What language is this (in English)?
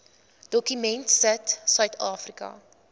Afrikaans